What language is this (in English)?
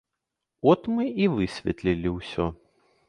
Belarusian